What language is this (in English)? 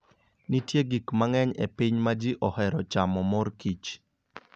Luo (Kenya and Tanzania)